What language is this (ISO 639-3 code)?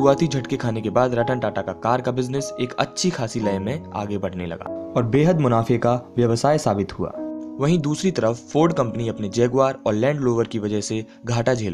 hin